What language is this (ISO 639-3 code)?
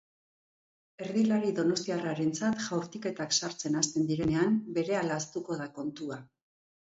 eus